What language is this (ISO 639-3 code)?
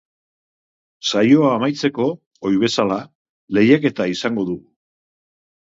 eus